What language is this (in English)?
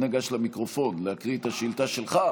Hebrew